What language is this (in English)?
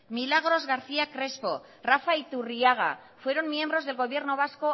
Spanish